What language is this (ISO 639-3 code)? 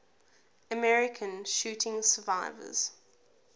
eng